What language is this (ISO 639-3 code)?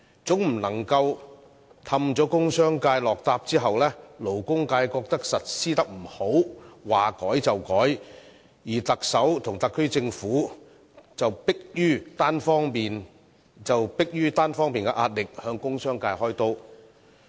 yue